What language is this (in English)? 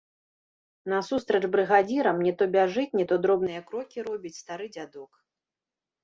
Belarusian